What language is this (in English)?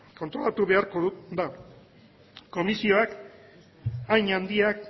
Basque